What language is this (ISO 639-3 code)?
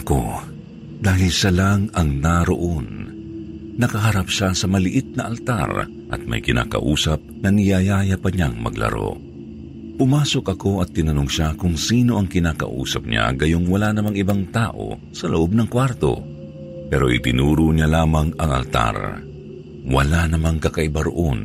fil